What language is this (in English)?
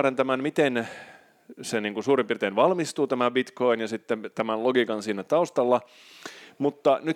Finnish